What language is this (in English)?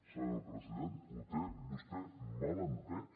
Catalan